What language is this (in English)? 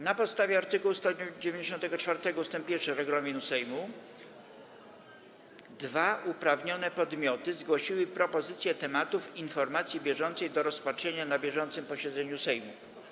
Polish